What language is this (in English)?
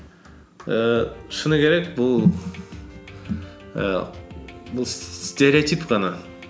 Kazakh